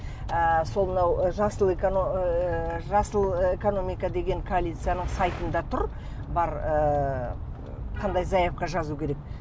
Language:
Kazakh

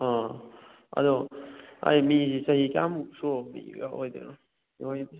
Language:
Manipuri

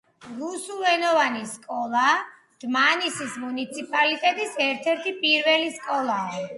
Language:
Georgian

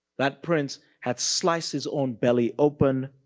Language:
English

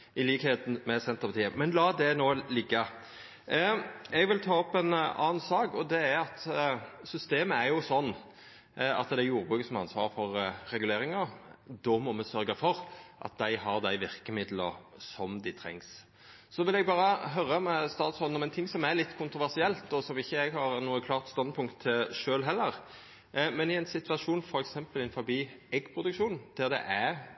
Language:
Norwegian Nynorsk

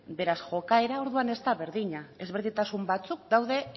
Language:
Basque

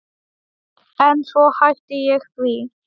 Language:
Icelandic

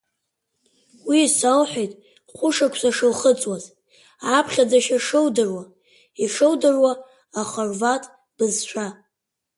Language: Abkhazian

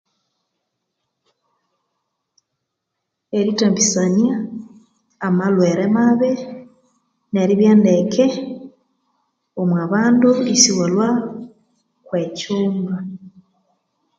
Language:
Konzo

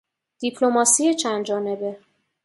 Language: Persian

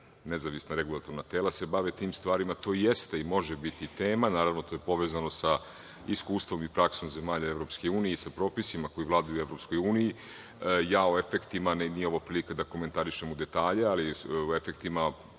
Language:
Serbian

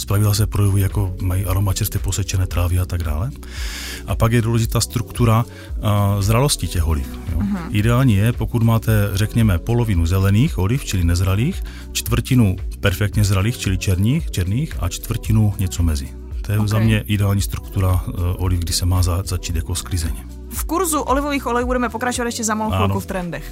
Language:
Czech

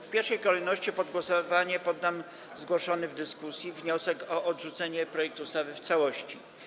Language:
Polish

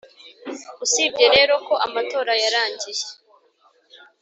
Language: Kinyarwanda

